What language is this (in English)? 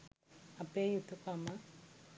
Sinhala